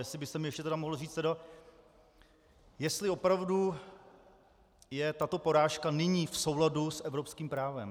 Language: Czech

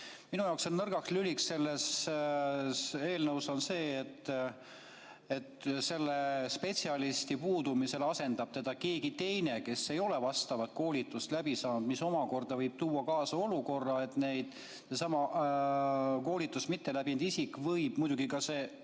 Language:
Estonian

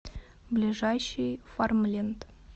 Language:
Russian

